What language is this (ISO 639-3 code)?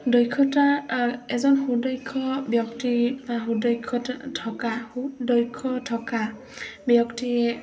asm